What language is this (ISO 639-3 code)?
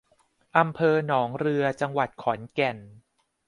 tha